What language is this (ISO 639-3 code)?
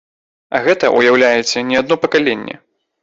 bel